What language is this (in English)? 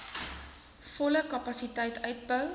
Afrikaans